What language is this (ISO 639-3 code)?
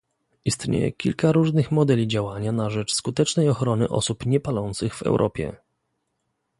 pol